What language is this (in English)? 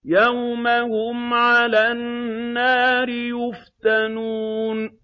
Arabic